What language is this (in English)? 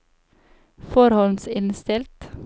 Norwegian